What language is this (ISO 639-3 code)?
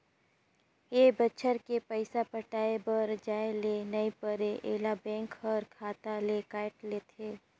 hne